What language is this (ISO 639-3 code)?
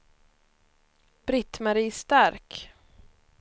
swe